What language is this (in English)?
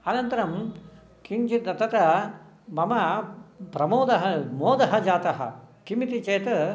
Sanskrit